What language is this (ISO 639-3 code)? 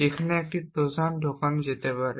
ben